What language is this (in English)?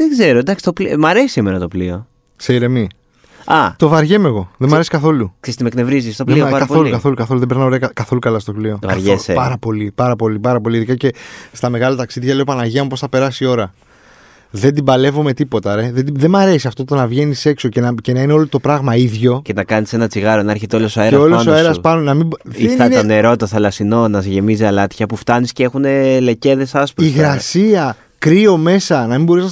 Greek